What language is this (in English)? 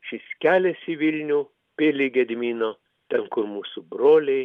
Lithuanian